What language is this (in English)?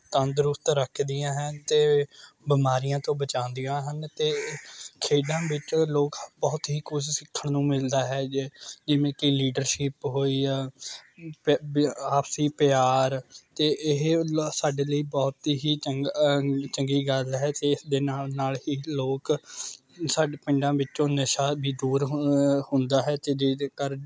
Punjabi